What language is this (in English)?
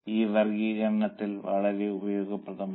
Malayalam